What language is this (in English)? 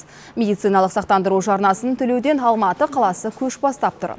Kazakh